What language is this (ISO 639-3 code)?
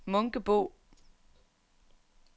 dan